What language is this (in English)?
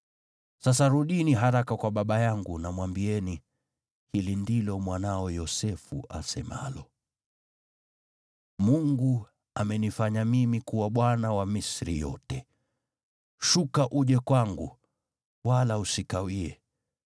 Swahili